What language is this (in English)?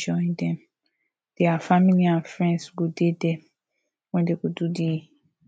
Nigerian Pidgin